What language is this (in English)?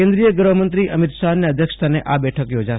Gujarati